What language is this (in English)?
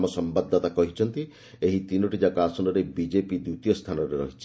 Odia